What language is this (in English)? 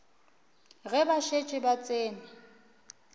Northern Sotho